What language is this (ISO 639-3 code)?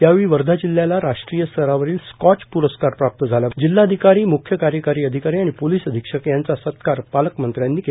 mar